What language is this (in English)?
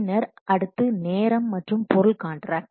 Tamil